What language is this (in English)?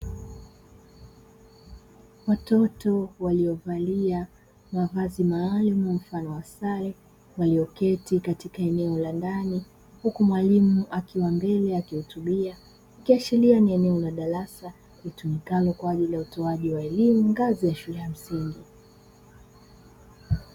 Swahili